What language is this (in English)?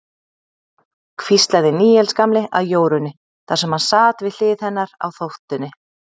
Icelandic